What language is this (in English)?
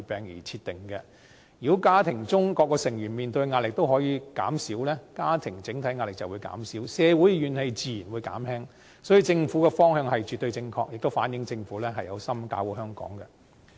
Cantonese